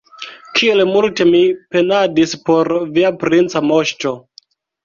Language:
Esperanto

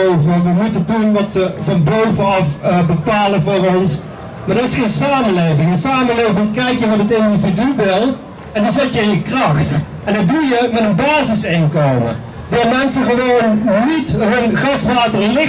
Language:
Dutch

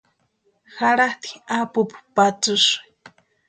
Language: Western Highland Purepecha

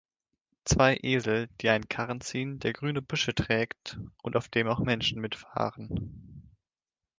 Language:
German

